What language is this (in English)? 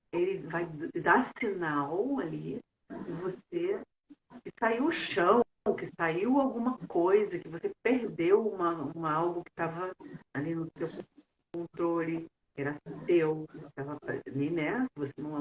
Portuguese